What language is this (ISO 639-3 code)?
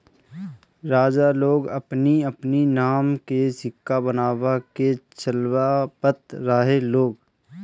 bho